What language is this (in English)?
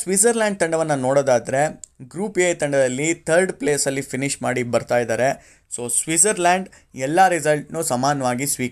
Kannada